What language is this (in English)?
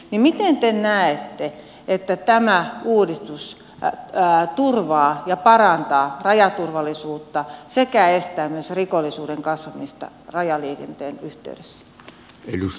Finnish